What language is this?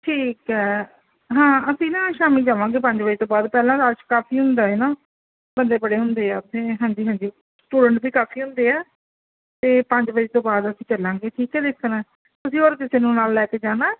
Punjabi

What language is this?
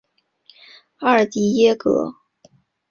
Chinese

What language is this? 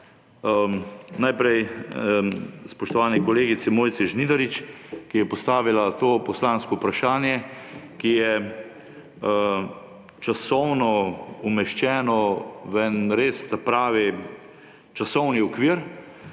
Slovenian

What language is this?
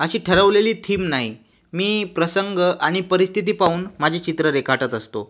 Marathi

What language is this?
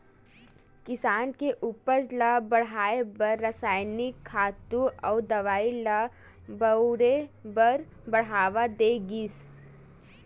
Chhattisgarhi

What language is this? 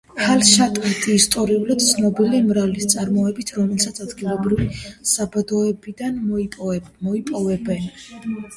Georgian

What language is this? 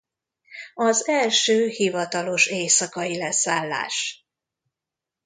Hungarian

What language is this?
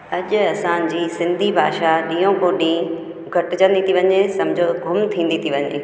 Sindhi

